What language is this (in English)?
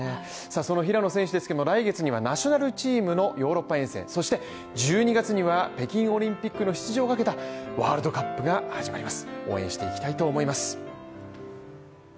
Japanese